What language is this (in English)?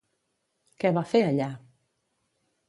Catalan